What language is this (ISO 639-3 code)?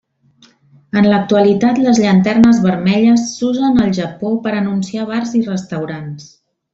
cat